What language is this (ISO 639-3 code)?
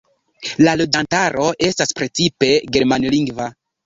epo